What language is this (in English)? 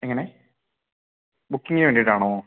Malayalam